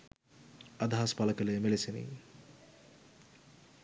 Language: Sinhala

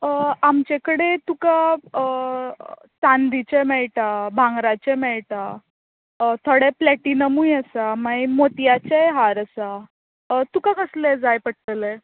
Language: Konkani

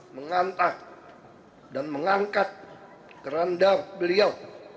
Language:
Indonesian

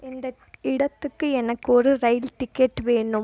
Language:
Tamil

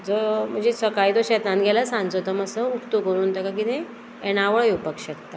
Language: Konkani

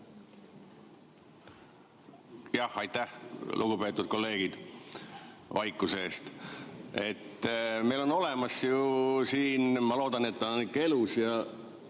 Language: Estonian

